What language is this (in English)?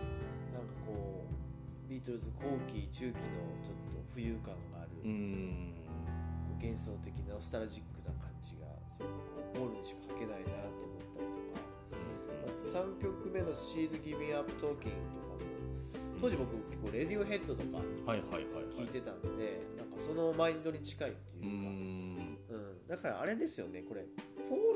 Japanese